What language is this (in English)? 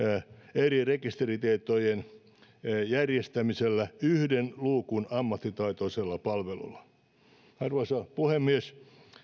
Finnish